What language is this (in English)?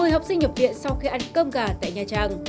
Vietnamese